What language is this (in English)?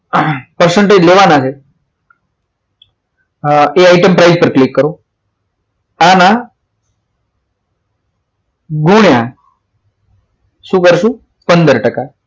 Gujarati